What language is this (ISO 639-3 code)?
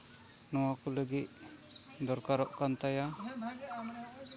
sat